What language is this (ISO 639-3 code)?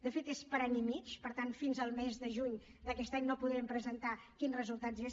cat